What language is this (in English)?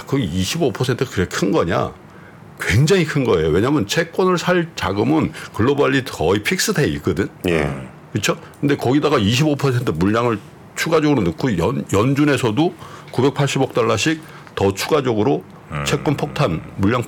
Korean